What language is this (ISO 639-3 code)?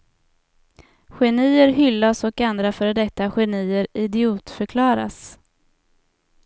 swe